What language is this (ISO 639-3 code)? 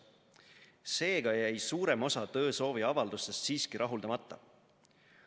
est